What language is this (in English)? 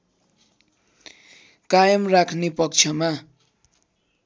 Nepali